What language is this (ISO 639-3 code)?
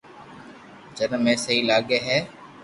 lrk